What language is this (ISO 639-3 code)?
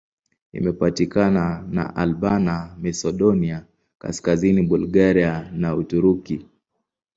swa